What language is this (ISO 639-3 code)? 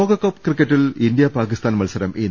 mal